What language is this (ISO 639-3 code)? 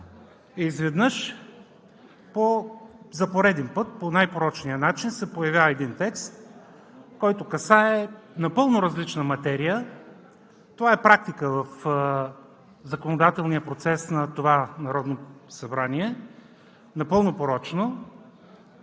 bul